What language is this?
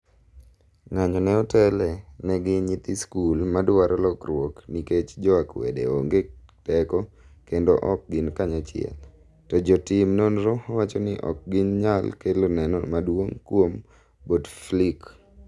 Luo (Kenya and Tanzania)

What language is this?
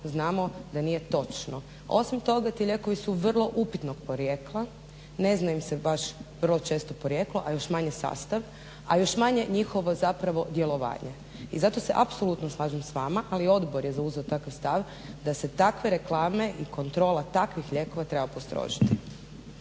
Croatian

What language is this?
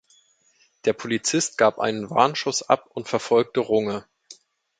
German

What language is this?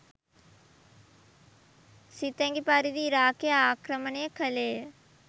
Sinhala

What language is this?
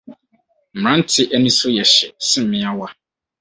Akan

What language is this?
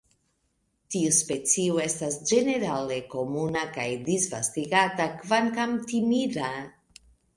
Esperanto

